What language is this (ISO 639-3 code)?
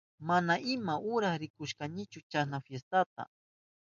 qup